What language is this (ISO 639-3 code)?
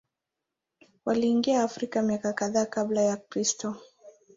swa